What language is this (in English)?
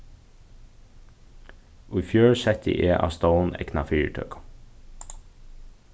Faroese